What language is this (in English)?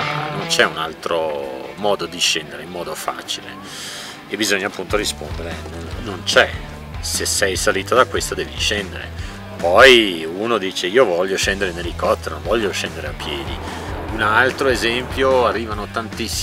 Italian